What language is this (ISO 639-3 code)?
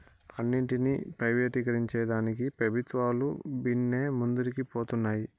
tel